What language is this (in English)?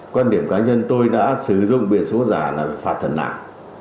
Vietnamese